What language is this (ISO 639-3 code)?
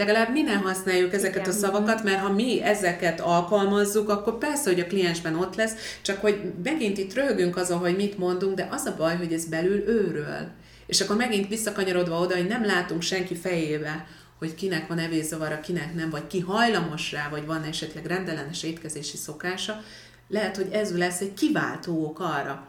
hun